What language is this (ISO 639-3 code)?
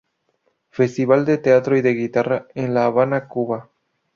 spa